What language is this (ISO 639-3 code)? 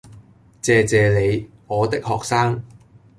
yue